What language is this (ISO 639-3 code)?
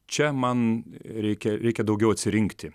lit